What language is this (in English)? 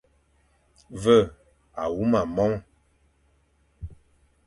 Fang